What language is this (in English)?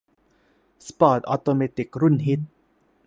Thai